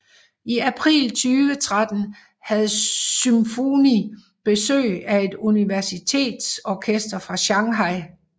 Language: Danish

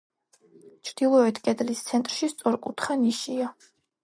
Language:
Georgian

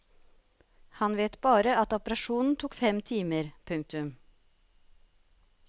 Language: Norwegian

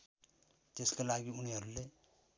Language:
Nepali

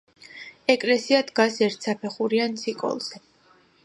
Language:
Georgian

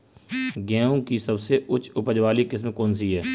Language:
Hindi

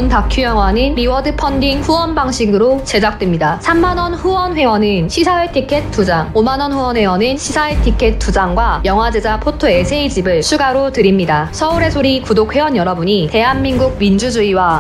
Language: Korean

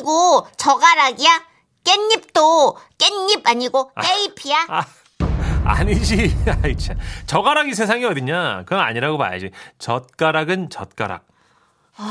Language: Korean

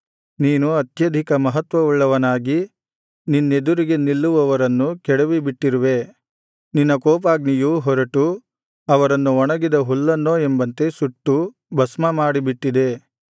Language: Kannada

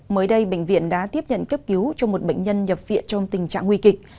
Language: Vietnamese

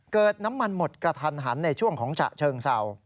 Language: Thai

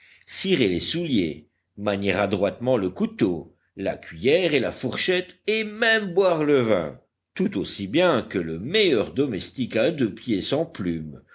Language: French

